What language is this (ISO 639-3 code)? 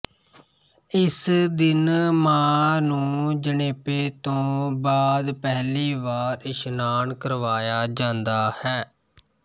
pan